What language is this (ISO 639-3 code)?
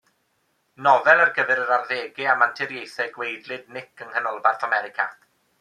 cym